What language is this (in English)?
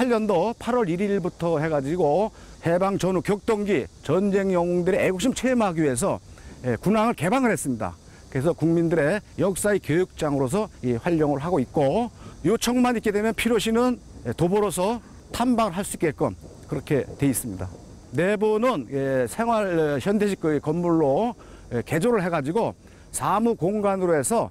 Korean